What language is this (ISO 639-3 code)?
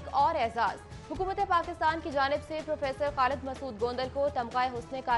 hin